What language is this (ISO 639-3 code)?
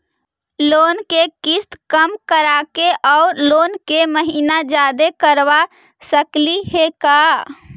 mag